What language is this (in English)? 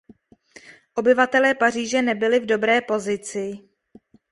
Czech